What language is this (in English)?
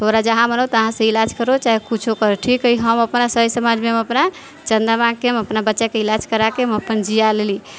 Maithili